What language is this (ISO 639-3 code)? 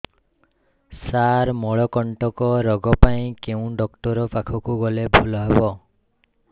ori